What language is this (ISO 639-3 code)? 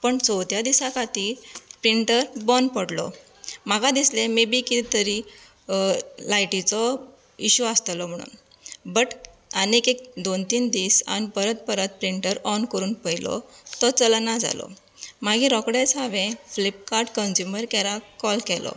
kok